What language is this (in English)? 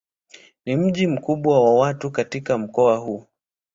Swahili